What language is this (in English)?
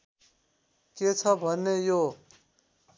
Nepali